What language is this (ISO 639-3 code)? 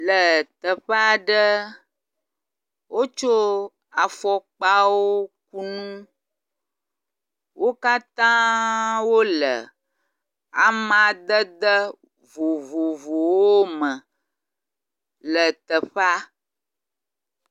ewe